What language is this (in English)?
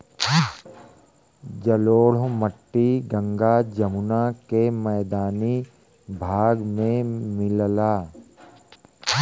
Bhojpuri